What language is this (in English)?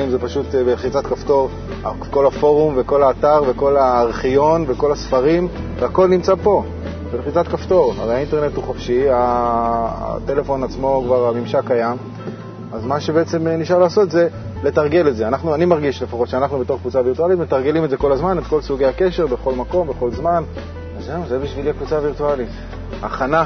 Hebrew